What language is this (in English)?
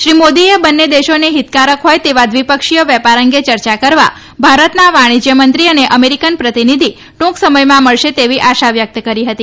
Gujarati